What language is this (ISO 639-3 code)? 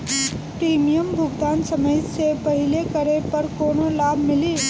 bho